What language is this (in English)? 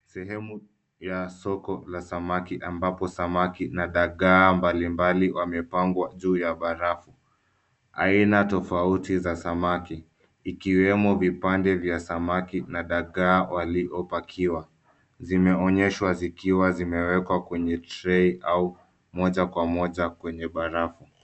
Swahili